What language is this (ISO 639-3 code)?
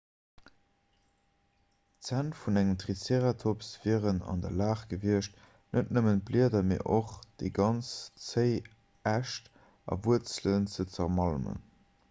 ltz